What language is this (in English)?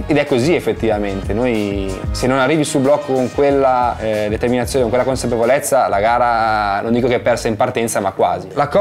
Italian